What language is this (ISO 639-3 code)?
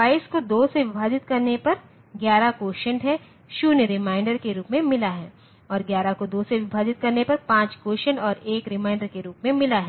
hin